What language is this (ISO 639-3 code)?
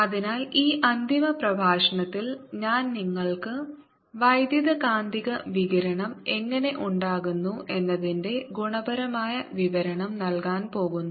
mal